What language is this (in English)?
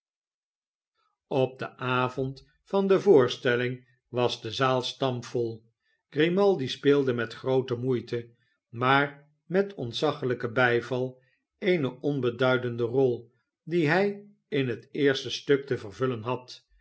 Dutch